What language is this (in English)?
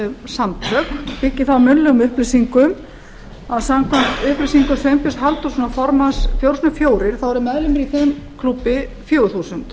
Icelandic